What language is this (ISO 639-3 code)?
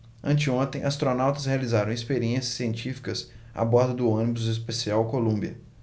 por